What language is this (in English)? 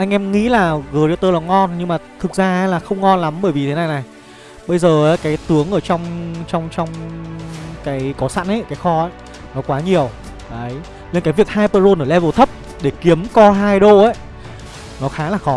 Vietnamese